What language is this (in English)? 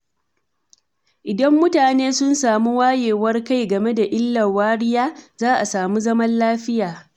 Hausa